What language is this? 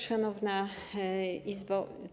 Polish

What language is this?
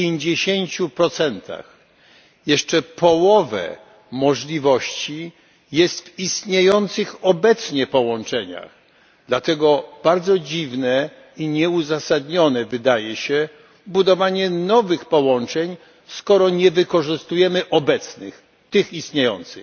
Polish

